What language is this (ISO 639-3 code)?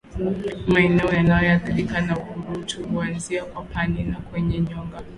swa